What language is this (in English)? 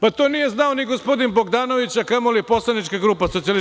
Serbian